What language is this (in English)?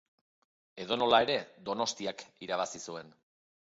Basque